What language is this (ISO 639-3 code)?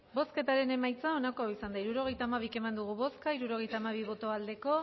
eus